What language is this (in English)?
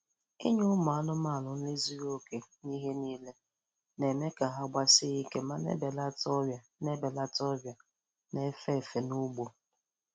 Igbo